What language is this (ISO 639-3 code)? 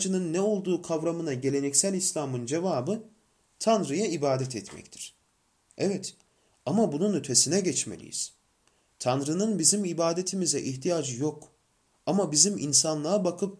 tur